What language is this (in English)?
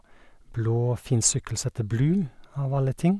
Norwegian